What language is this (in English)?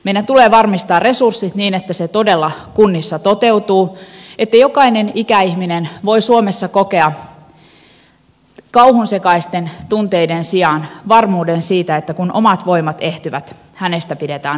Finnish